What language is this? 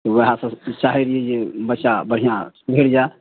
Maithili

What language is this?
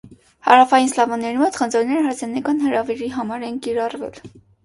Armenian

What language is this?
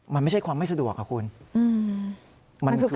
Thai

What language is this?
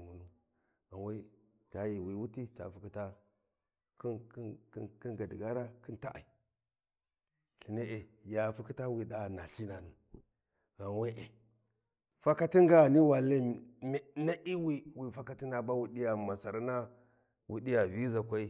Warji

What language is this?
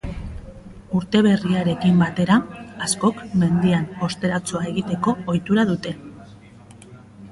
Basque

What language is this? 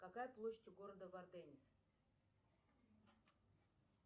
Russian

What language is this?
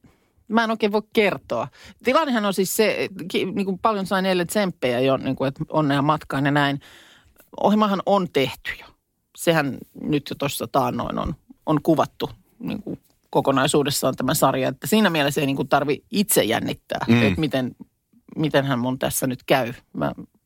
Finnish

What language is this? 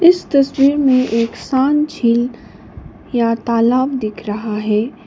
Hindi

